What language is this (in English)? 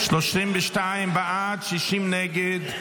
Hebrew